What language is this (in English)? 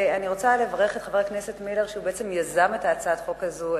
Hebrew